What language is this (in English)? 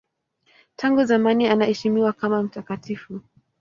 Swahili